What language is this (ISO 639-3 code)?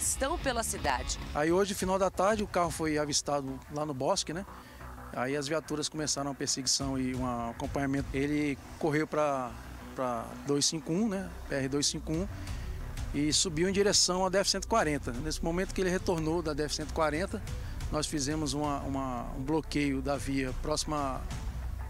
por